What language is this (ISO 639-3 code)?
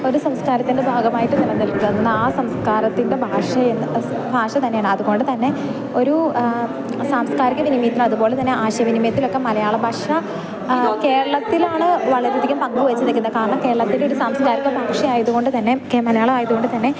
mal